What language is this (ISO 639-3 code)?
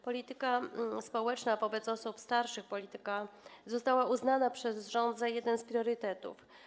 pol